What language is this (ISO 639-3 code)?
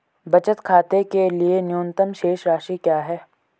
hin